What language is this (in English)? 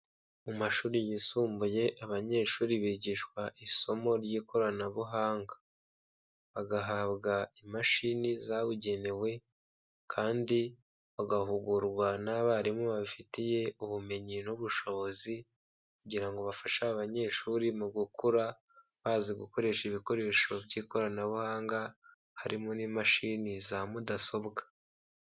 Kinyarwanda